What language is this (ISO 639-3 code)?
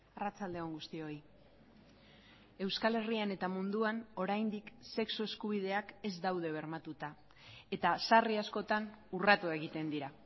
eus